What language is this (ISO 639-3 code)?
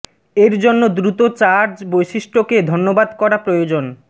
ben